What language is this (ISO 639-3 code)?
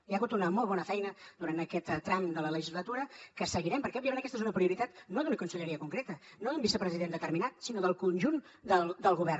cat